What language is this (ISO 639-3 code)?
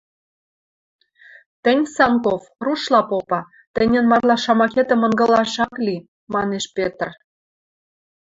mrj